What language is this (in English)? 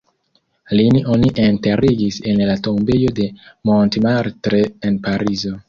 Esperanto